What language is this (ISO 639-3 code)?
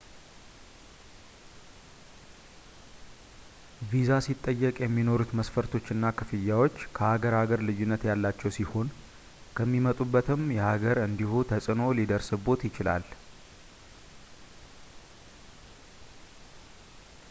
amh